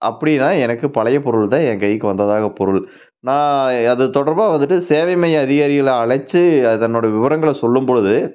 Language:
Tamil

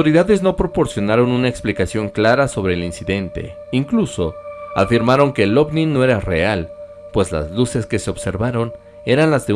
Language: Spanish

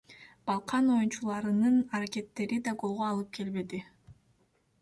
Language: Kyrgyz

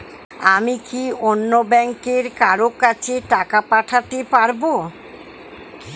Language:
Bangla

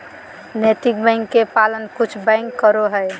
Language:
Magahi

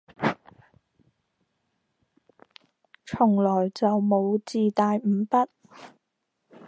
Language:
Cantonese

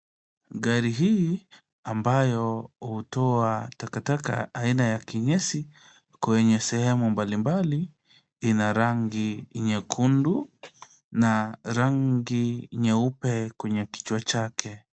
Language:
Swahili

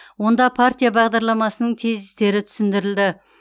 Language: Kazakh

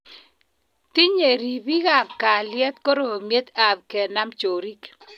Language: Kalenjin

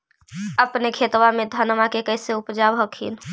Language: Magahi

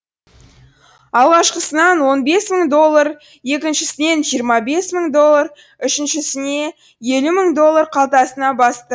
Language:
Kazakh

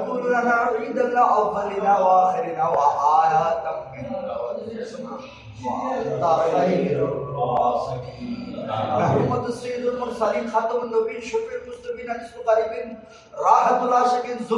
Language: English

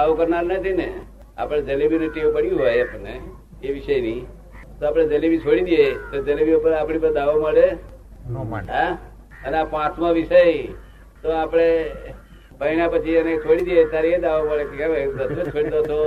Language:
Gujarati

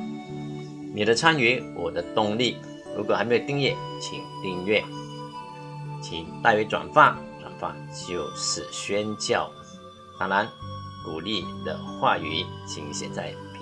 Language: Chinese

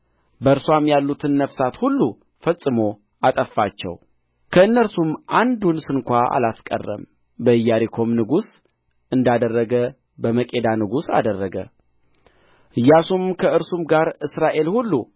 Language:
Amharic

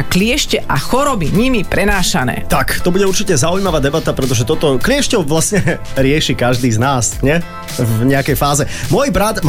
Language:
Slovak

